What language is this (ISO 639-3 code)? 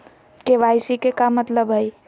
mag